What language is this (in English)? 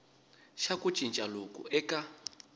Tsonga